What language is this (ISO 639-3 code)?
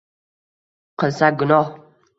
uzb